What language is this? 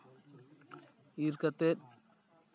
Santali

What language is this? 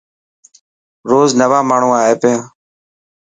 Dhatki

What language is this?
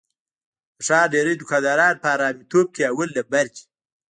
Pashto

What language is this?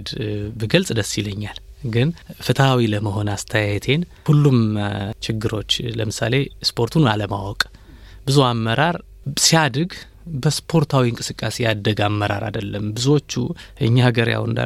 Amharic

